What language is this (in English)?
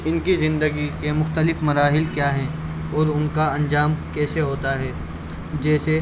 Urdu